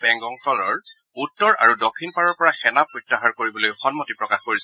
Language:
Assamese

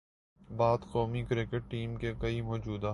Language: Urdu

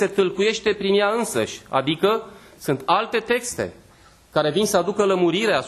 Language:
Romanian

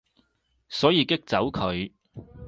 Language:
Cantonese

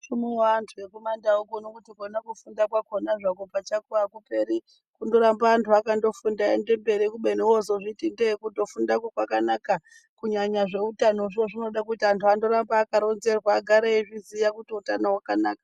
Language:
Ndau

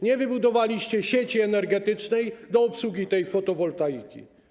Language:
Polish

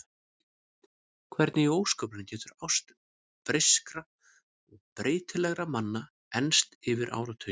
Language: Icelandic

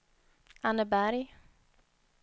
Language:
Swedish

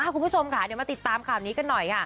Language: Thai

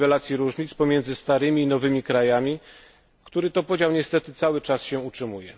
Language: Polish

